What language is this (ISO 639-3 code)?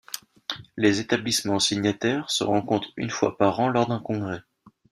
fra